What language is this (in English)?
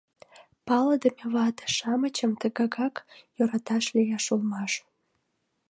Mari